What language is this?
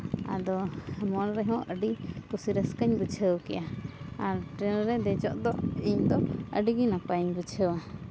Santali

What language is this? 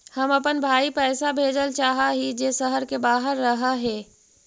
Magahi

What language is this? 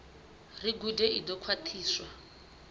Venda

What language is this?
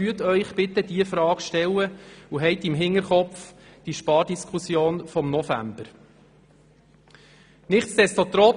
Swiss German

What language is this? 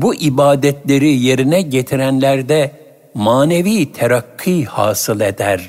Turkish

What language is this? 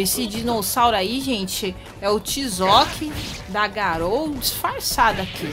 Portuguese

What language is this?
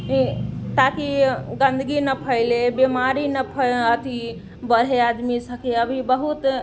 Maithili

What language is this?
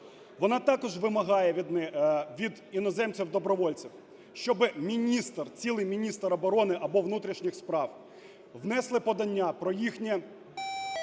Ukrainian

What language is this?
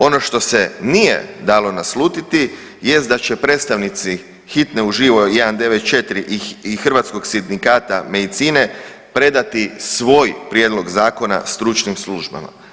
Croatian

